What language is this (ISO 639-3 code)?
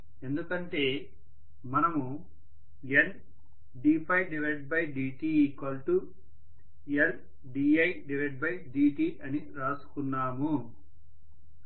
tel